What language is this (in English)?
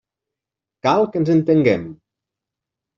Catalan